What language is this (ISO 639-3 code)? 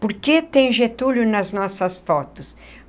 por